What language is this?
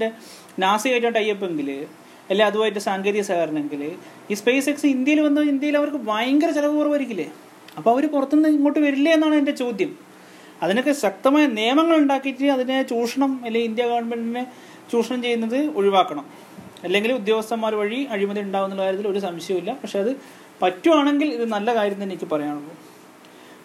Malayalam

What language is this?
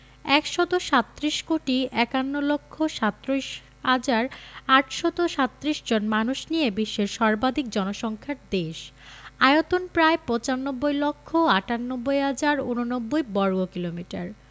Bangla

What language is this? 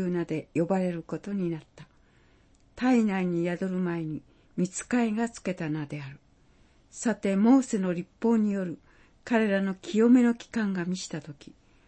Japanese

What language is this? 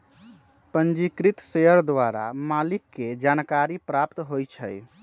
Magahi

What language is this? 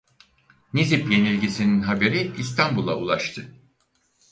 Turkish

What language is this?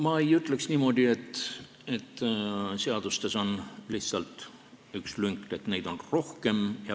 Estonian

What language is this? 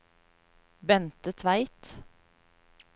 Norwegian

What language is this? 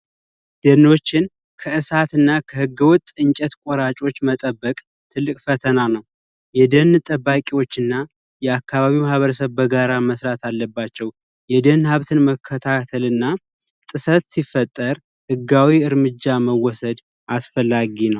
Amharic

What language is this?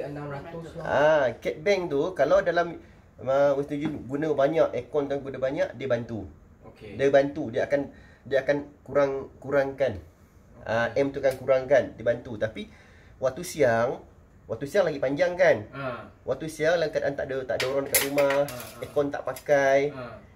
Malay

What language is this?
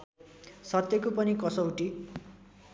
Nepali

